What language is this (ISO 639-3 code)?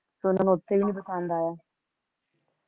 pan